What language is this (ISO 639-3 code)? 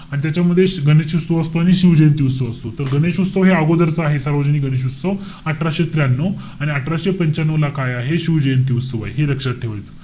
mar